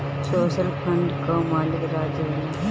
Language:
Bhojpuri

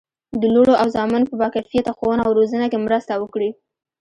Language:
Pashto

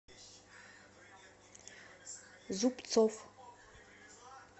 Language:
Russian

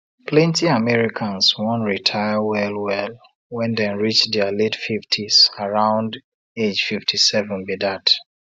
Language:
Nigerian Pidgin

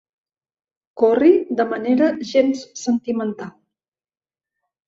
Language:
Catalan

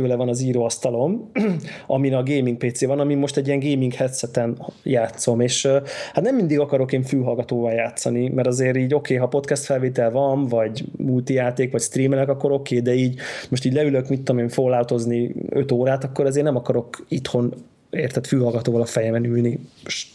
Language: Hungarian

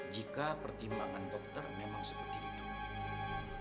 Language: Indonesian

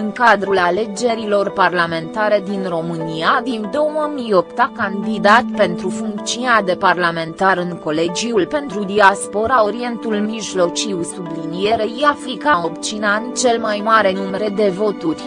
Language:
Romanian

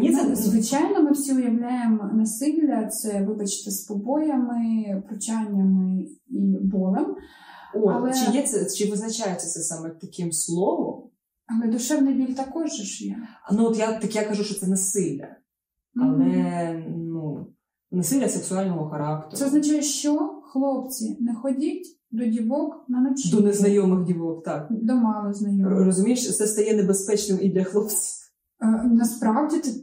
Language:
Ukrainian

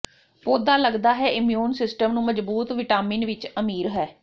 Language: Punjabi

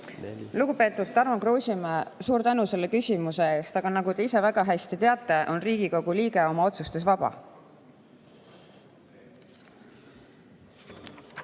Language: Estonian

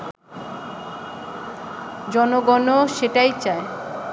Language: Bangla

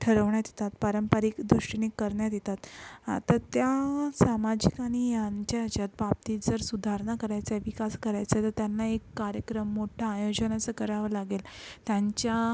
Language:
Marathi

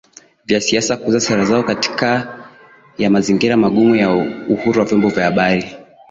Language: Swahili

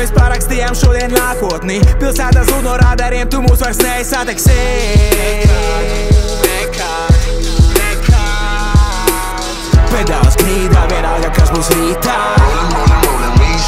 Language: Latvian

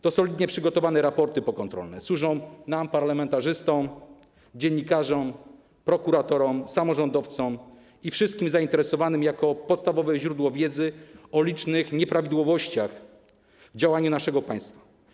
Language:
Polish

